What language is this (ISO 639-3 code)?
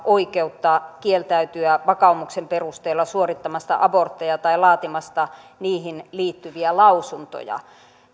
fin